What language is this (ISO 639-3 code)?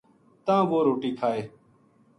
gju